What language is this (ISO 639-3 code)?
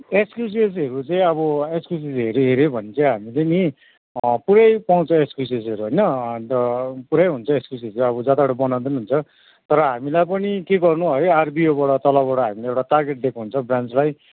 nep